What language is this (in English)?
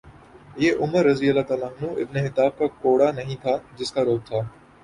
Urdu